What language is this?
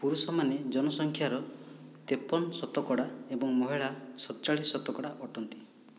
Odia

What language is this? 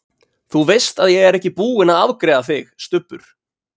Icelandic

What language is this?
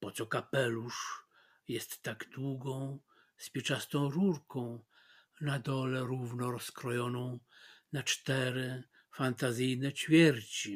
Polish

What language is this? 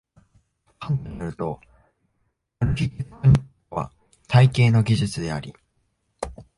Japanese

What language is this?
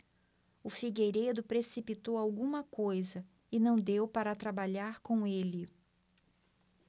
Portuguese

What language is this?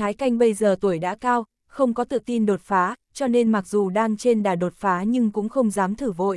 Vietnamese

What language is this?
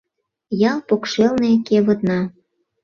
Mari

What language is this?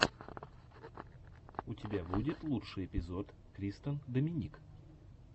Russian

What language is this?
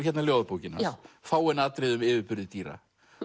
Icelandic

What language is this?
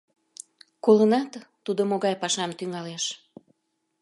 Mari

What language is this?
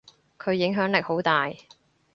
Cantonese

